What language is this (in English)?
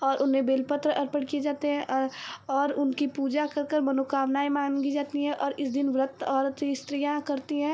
Hindi